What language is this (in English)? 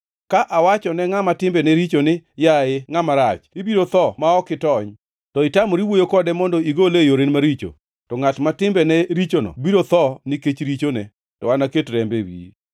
Luo (Kenya and Tanzania)